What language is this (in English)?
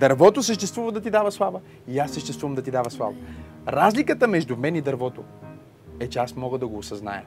Bulgarian